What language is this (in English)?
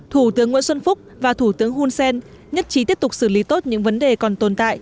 Vietnamese